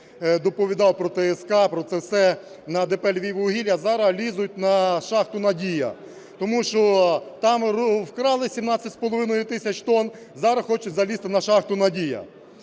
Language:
Ukrainian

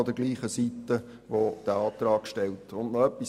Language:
Swiss German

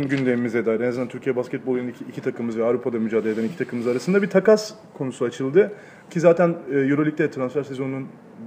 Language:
Turkish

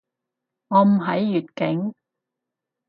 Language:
Cantonese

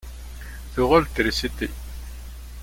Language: Kabyle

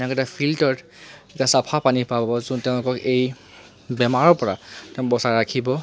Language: Assamese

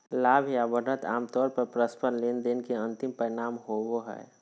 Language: Magahi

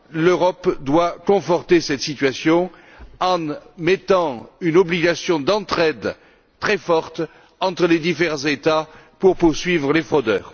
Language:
French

